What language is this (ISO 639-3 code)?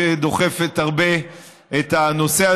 heb